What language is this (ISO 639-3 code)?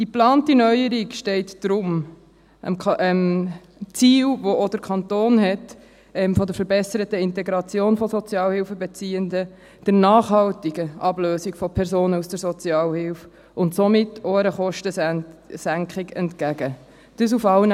gsw